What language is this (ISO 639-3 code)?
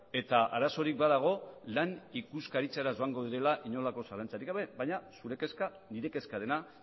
eus